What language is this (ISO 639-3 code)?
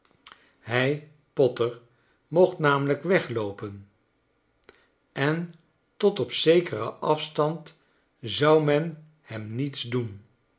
nld